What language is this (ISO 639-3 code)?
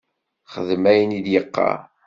kab